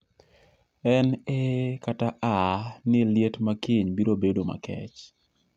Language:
Luo (Kenya and Tanzania)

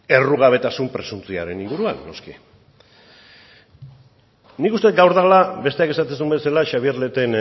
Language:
Basque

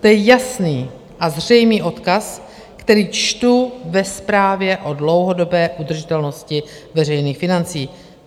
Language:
Czech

